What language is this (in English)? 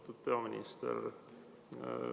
Estonian